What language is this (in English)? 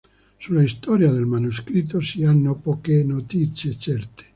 Italian